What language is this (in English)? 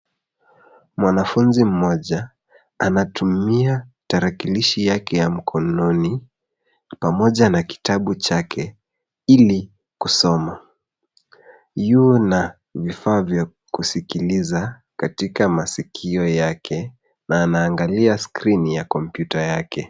Swahili